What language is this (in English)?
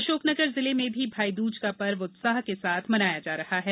Hindi